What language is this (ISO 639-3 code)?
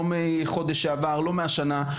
heb